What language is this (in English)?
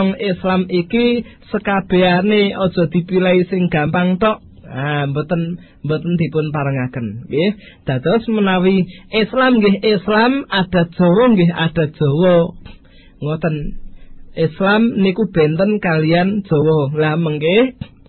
Malay